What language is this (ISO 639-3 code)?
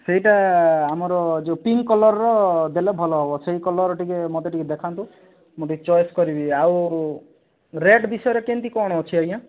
ori